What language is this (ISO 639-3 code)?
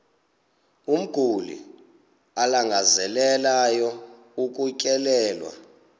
xho